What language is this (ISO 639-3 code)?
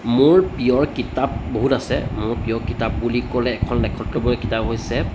asm